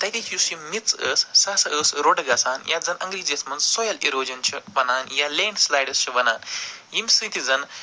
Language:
Kashmiri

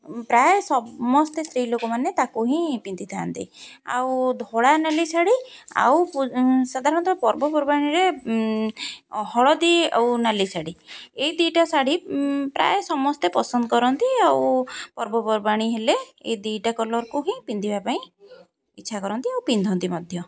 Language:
Odia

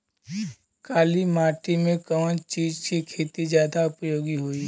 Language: Bhojpuri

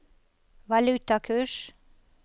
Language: Norwegian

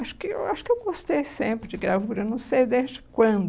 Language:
Portuguese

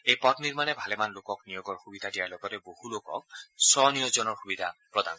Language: Assamese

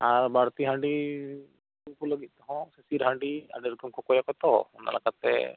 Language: Santali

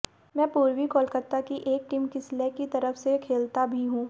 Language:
Hindi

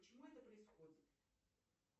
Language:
Russian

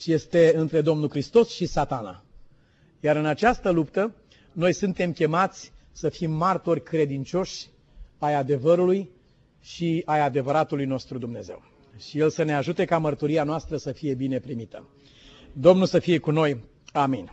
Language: Romanian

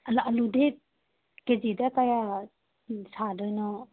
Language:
Manipuri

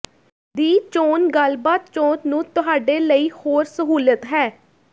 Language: Punjabi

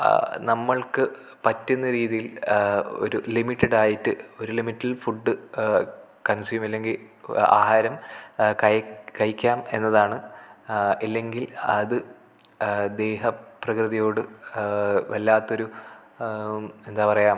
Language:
Malayalam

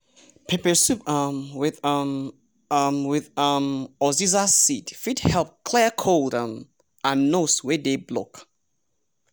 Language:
Nigerian Pidgin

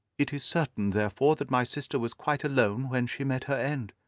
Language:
English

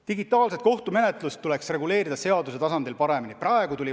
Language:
Estonian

